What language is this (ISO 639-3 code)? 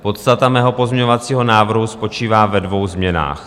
ces